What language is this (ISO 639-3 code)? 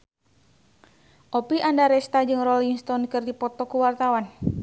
sun